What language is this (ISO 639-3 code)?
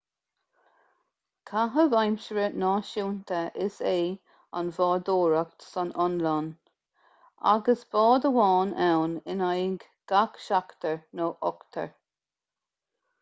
gle